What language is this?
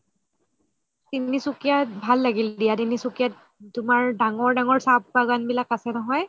Assamese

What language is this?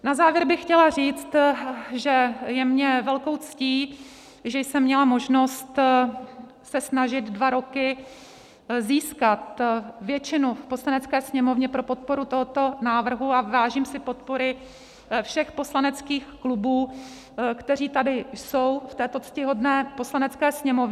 Czech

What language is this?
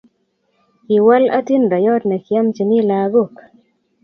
Kalenjin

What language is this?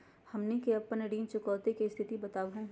Magahi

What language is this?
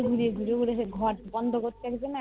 Bangla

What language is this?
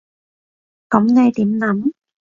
Cantonese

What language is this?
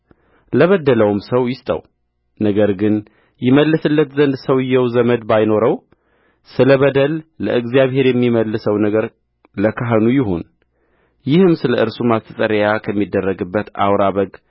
Amharic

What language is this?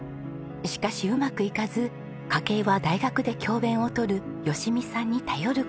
Japanese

